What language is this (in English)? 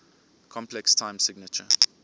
English